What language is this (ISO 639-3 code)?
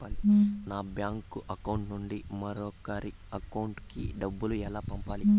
tel